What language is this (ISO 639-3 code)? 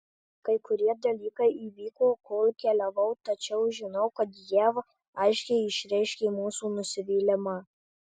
lit